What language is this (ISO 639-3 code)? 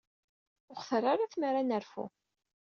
kab